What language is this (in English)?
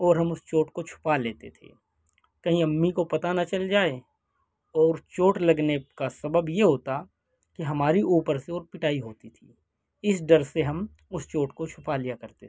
Urdu